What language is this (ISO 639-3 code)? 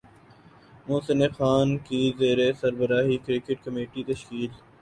urd